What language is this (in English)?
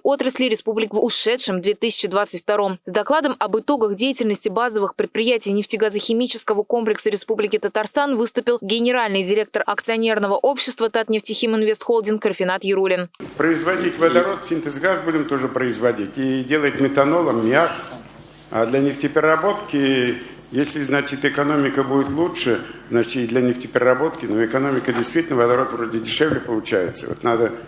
Russian